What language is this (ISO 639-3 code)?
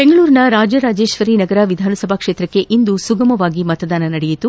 kan